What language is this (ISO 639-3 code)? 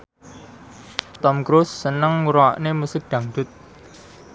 jav